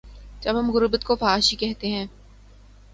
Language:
Urdu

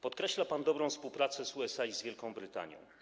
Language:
Polish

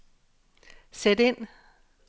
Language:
Danish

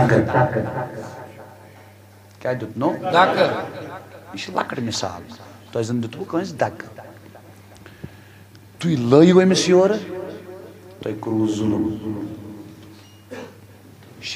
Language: Turkish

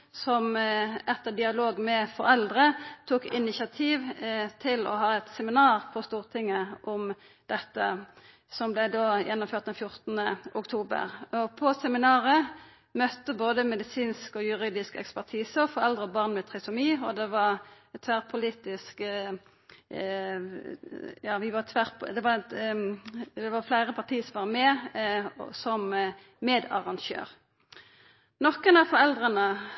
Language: Norwegian Nynorsk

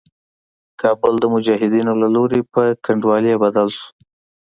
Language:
Pashto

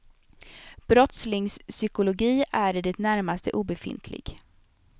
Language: Swedish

